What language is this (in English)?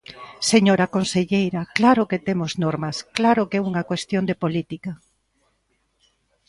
Galician